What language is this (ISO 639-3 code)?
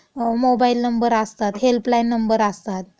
mar